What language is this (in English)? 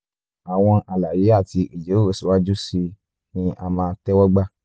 Yoruba